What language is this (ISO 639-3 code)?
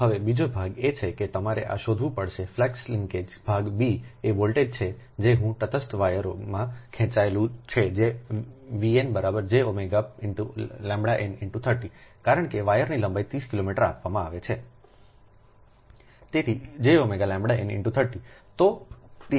guj